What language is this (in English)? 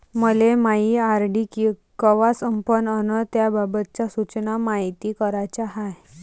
Marathi